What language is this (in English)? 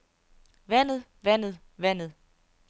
Danish